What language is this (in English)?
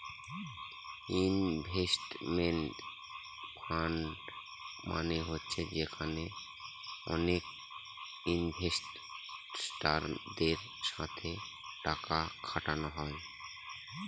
Bangla